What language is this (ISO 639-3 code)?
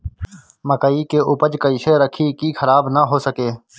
bho